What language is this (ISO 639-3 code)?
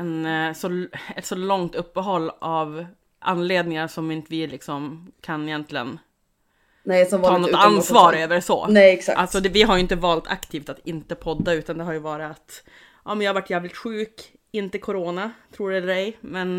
swe